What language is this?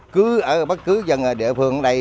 Vietnamese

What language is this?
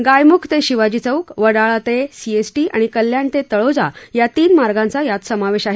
Marathi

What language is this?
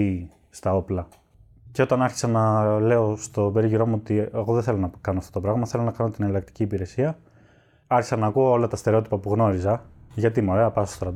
Greek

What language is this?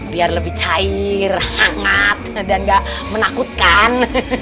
Indonesian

